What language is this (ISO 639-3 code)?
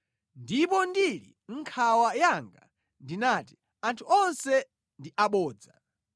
nya